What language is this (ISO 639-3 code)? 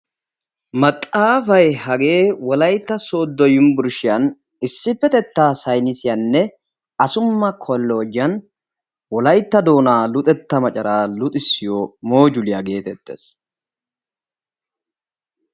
wal